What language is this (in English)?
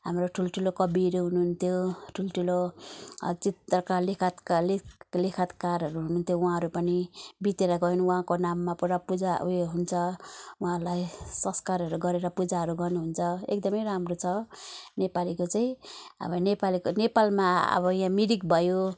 Nepali